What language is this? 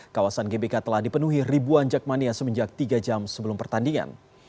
Indonesian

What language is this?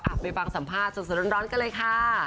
Thai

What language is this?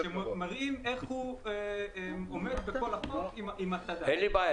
Hebrew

